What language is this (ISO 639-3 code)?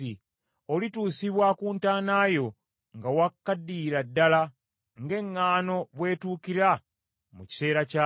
lug